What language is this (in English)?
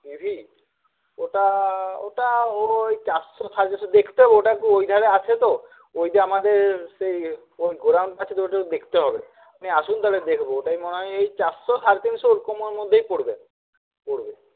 Bangla